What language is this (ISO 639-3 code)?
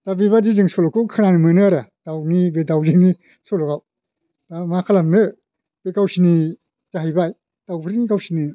brx